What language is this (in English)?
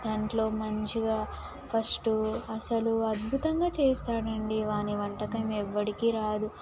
Telugu